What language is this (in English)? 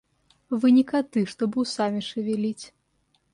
Russian